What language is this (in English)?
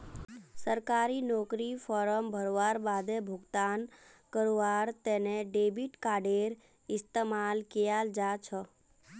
Magahi